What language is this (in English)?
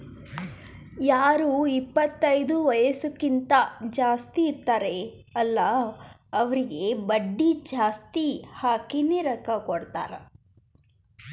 Kannada